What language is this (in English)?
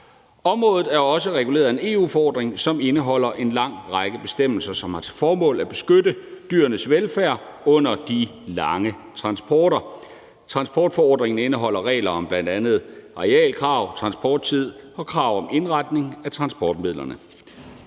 Danish